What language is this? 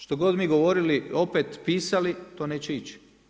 Croatian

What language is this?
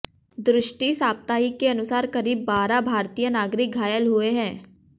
Hindi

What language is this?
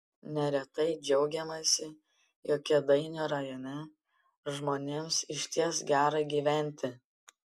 Lithuanian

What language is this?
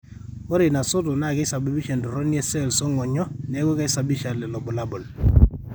Masai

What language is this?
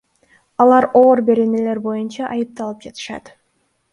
Kyrgyz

